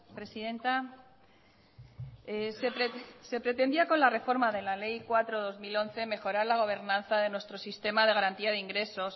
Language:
Spanish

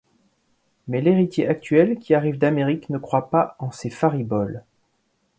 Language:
French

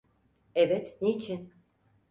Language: Turkish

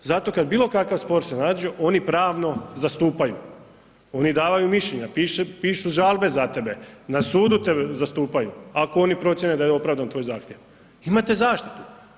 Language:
Croatian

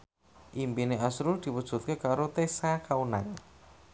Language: Javanese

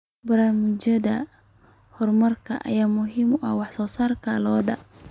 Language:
Somali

